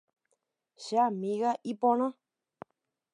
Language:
Guarani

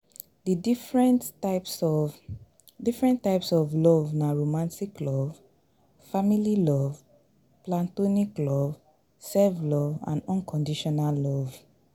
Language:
Nigerian Pidgin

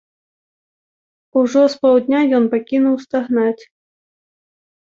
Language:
Belarusian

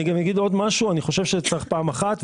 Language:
Hebrew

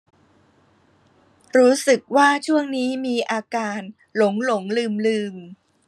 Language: Thai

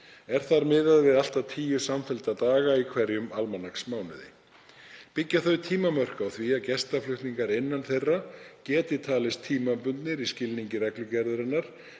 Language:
Icelandic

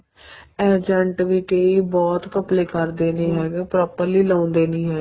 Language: Punjabi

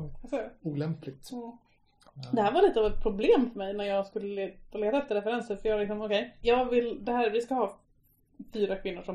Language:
Swedish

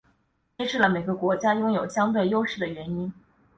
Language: Chinese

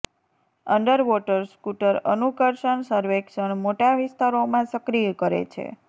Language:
Gujarati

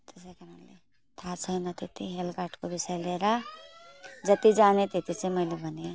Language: Nepali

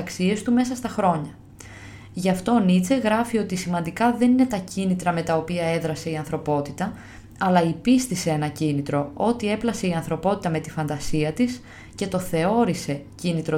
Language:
Greek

